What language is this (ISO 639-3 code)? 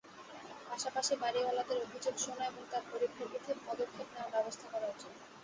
ben